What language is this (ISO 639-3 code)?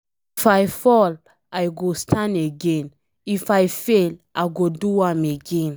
pcm